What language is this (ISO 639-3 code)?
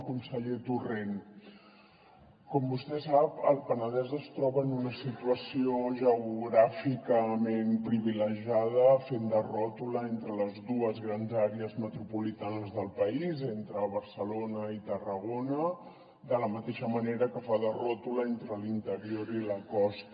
cat